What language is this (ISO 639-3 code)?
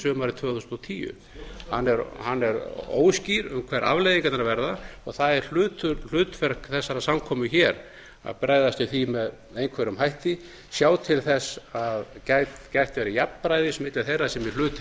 isl